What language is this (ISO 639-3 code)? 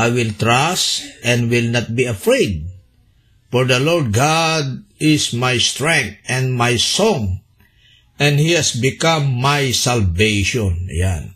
fil